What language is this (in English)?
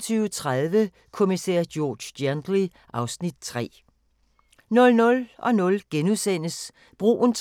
Danish